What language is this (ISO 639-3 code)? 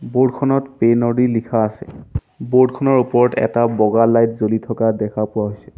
asm